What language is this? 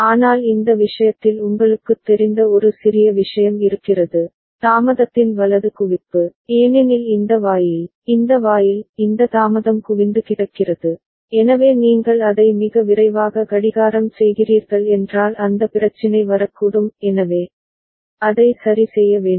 Tamil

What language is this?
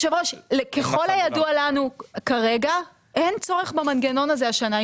Hebrew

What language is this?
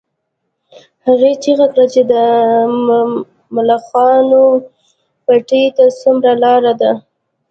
Pashto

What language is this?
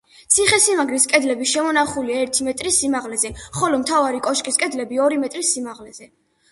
Georgian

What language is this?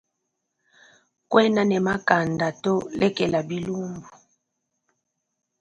Luba-Lulua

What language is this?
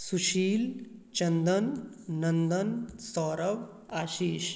Maithili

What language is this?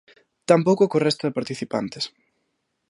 Galician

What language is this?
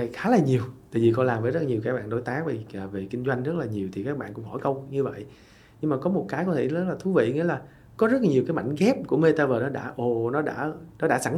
Vietnamese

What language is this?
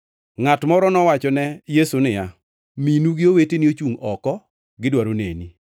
Luo (Kenya and Tanzania)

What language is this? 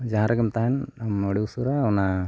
Santali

